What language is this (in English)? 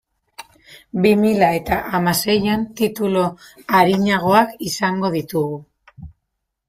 Basque